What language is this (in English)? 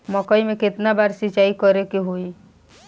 Bhojpuri